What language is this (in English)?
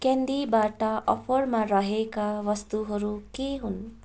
Nepali